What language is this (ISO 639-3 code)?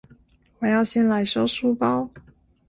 zho